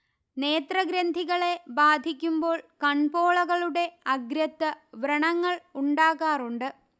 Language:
Malayalam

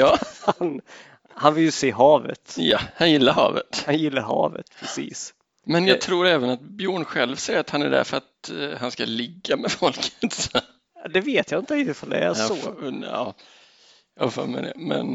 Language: Swedish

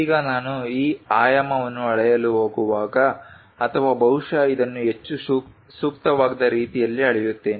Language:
Kannada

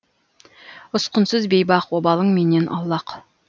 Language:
Kazakh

